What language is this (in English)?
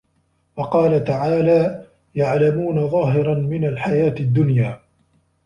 Arabic